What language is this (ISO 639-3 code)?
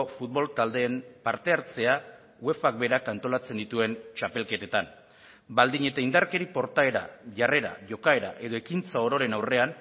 eus